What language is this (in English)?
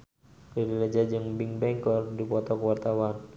Sundanese